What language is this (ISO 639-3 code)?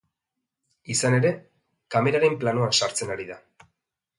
eus